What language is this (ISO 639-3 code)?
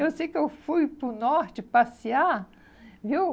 por